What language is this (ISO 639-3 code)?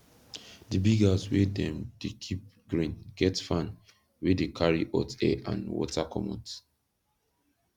pcm